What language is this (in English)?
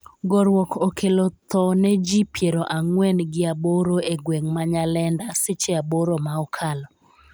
Luo (Kenya and Tanzania)